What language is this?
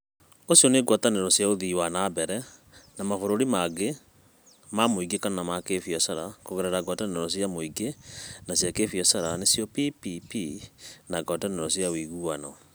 Kikuyu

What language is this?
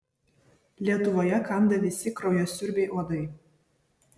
Lithuanian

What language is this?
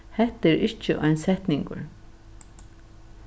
Faroese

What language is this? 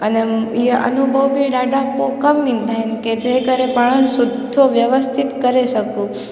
Sindhi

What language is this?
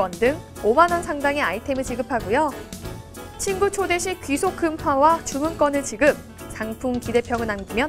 Korean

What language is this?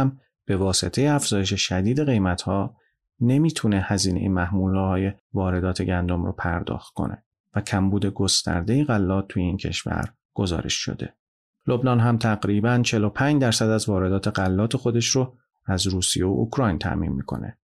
Persian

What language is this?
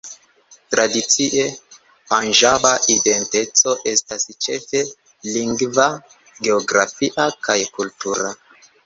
Esperanto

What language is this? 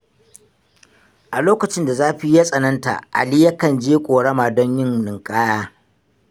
Hausa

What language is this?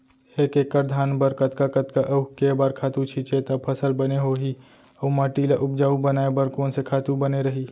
Chhattisgarhi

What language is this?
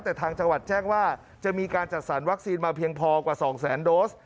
Thai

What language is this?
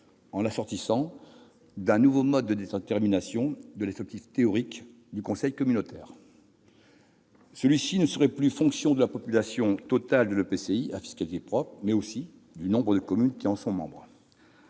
French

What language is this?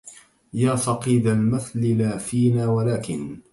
Arabic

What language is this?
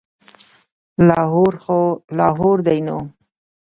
Pashto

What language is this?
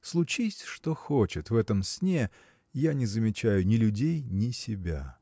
Russian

